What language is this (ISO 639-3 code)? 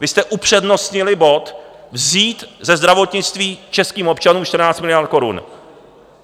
ces